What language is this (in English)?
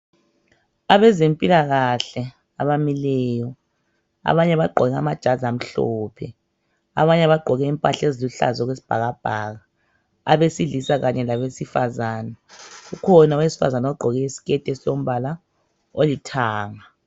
North Ndebele